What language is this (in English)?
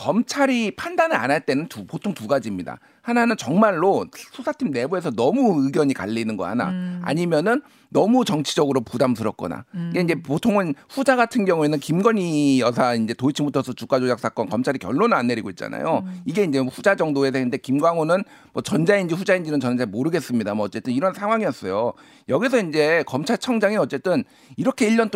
Korean